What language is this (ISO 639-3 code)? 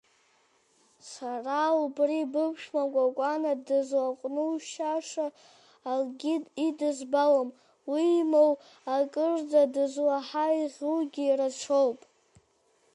abk